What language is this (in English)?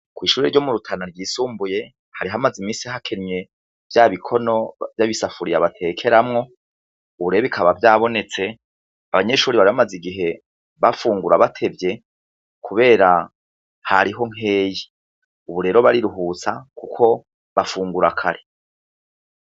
Rundi